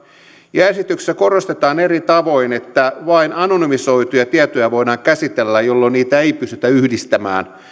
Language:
Finnish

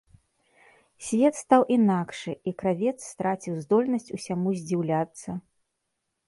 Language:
Belarusian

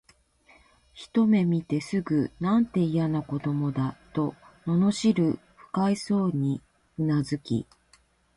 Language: Japanese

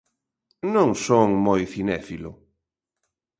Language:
Galician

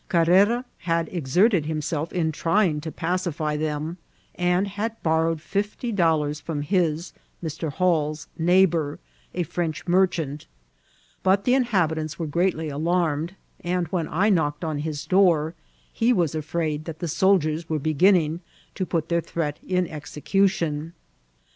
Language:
English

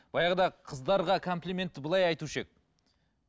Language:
Kazakh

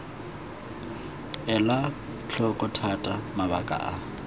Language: Tswana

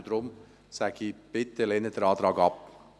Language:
Swiss German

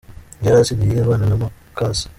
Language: Kinyarwanda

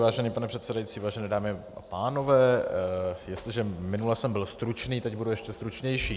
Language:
Czech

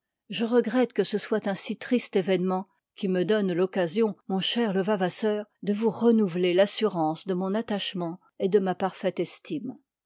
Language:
French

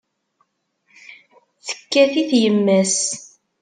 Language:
Kabyle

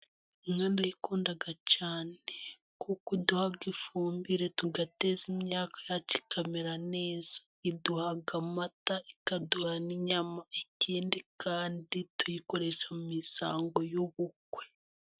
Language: Kinyarwanda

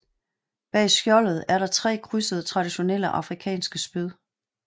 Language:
Danish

